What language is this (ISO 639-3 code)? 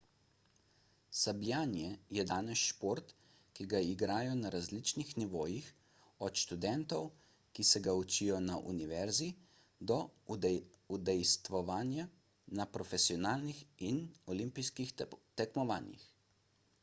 slv